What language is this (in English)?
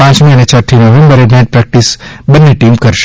Gujarati